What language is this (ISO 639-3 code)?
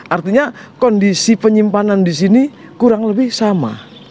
ind